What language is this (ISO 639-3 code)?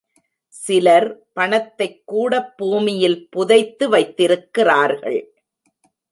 tam